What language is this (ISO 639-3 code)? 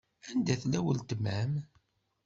kab